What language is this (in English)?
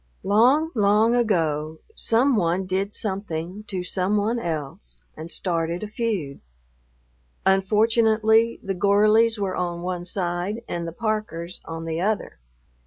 English